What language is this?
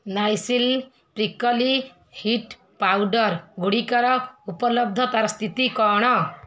Odia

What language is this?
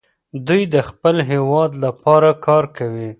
Pashto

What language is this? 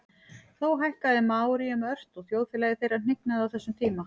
Icelandic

